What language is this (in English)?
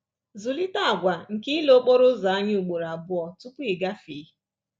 Igbo